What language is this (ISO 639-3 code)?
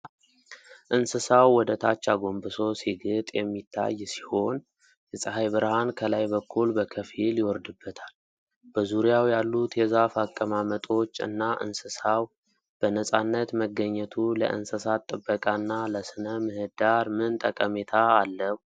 amh